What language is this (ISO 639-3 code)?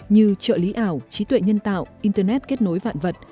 vie